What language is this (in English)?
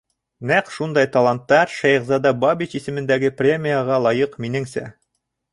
Bashkir